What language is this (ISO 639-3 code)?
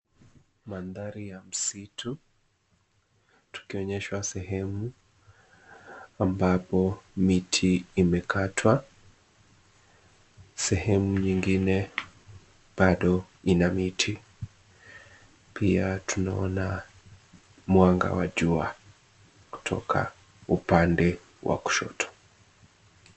swa